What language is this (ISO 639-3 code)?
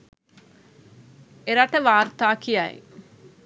sin